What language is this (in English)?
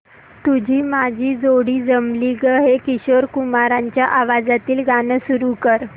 Marathi